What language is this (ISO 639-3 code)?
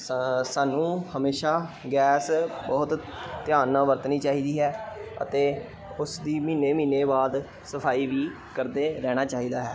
pan